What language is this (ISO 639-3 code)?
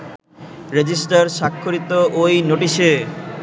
ben